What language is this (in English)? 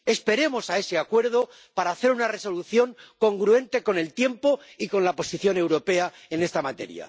Spanish